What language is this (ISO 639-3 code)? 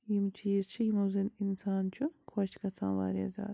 kas